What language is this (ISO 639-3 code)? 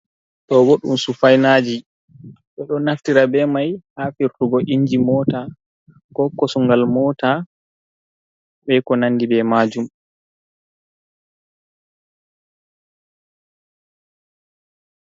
ful